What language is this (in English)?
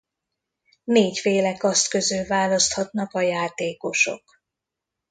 Hungarian